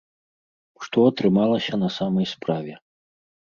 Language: Belarusian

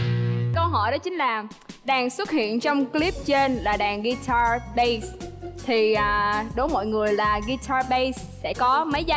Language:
Vietnamese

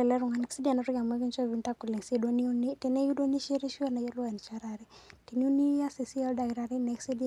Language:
Masai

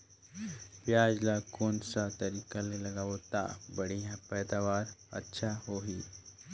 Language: Chhattisgarhi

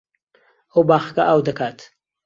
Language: Central Kurdish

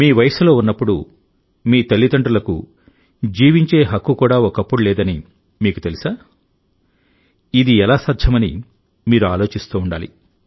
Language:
Telugu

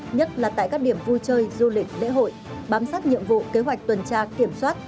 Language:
Vietnamese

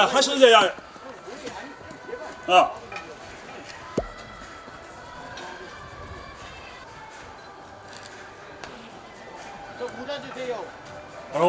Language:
Korean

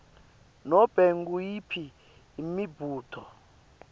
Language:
Swati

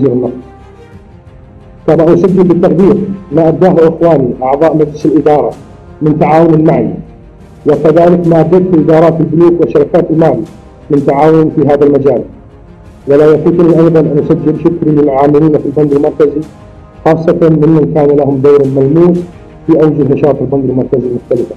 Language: Arabic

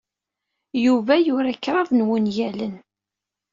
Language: Kabyle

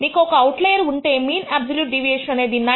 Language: Telugu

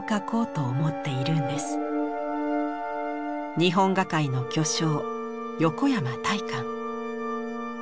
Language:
Japanese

